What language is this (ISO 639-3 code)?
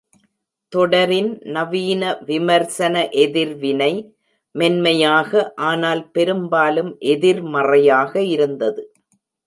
tam